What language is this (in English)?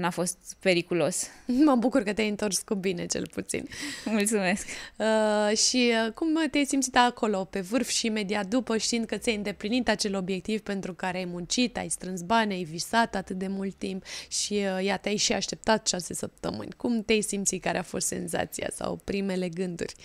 Romanian